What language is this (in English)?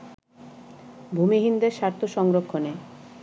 Bangla